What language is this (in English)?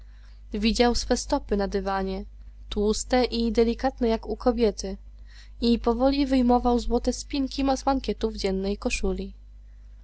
Polish